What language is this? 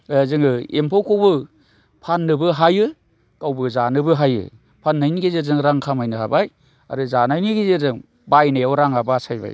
Bodo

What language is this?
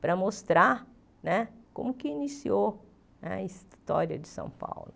Portuguese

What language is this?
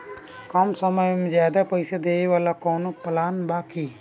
Bhojpuri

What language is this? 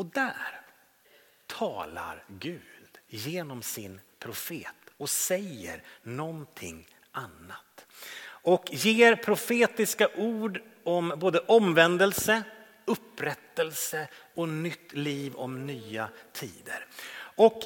Swedish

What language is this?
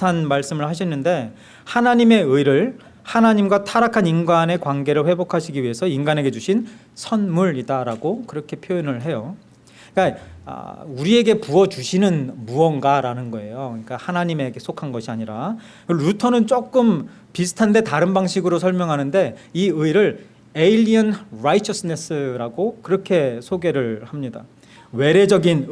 Korean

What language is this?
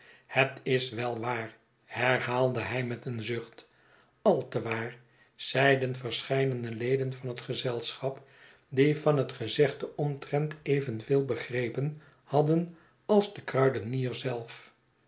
Dutch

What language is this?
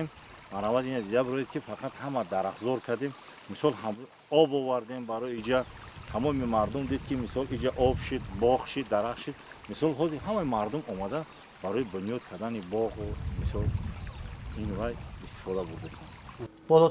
Greek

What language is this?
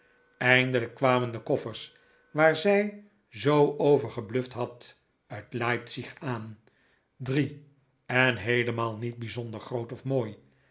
Dutch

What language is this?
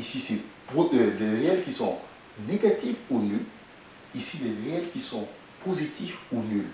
French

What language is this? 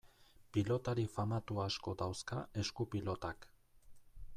Basque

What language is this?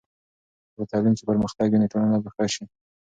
Pashto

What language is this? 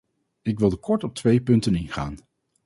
Dutch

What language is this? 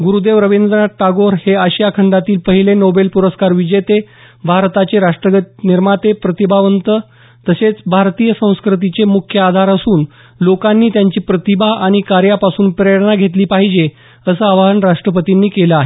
Marathi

